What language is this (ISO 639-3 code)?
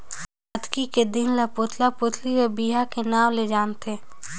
hne